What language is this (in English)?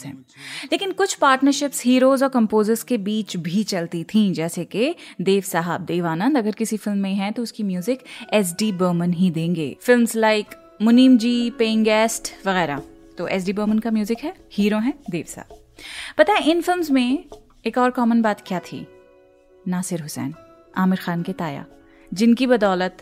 Hindi